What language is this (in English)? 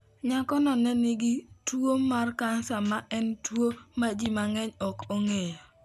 Luo (Kenya and Tanzania)